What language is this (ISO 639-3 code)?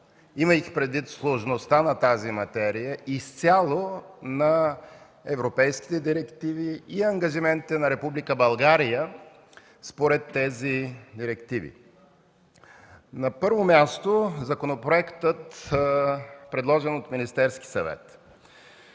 bul